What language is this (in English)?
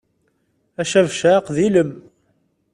Kabyle